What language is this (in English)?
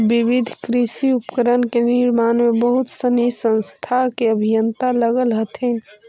Magahi